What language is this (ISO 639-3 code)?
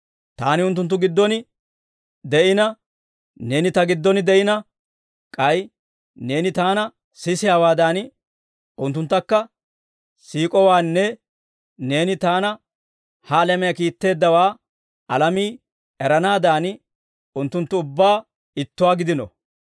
dwr